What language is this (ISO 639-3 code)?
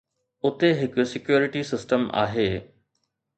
snd